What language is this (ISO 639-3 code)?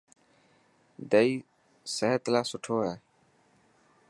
mki